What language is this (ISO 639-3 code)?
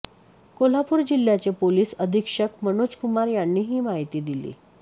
mar